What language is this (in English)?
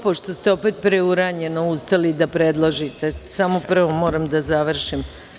Serbian